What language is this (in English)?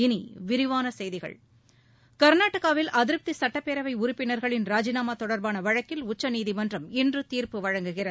Tamil